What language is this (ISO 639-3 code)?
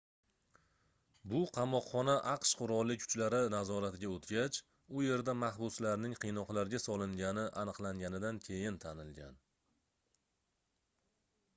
uzb